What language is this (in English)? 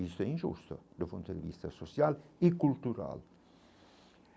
Portuguese